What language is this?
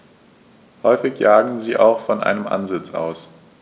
German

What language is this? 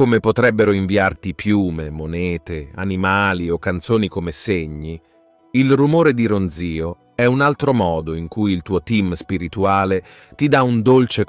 Italian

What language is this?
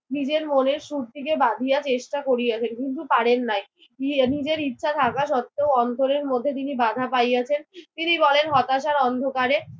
Bangla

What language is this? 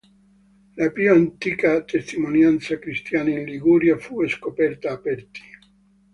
Italian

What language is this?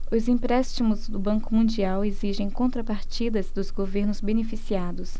Portuguese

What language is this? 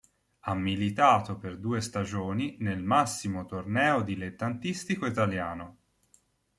Italian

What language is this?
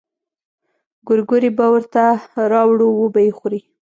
Pashto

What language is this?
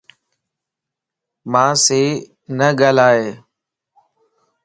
Lasi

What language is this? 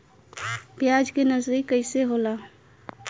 Bhojpuri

